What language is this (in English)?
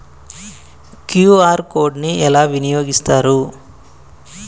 Telugu